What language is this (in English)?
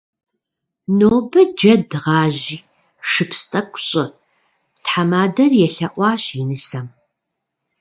Kabardian